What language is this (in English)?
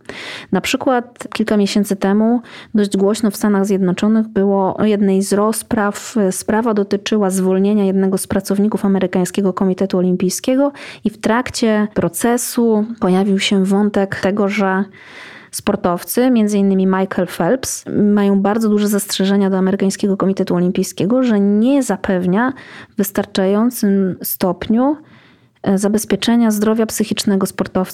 Polish